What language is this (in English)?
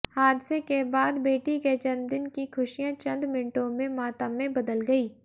Hindi